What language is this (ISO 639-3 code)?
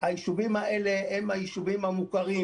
heb